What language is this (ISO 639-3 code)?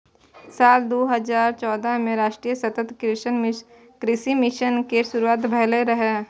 mai